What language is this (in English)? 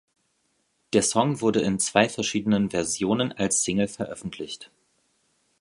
German